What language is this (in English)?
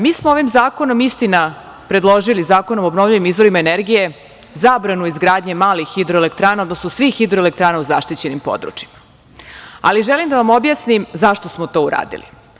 Serbian